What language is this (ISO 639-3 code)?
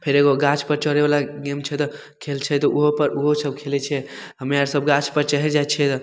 mai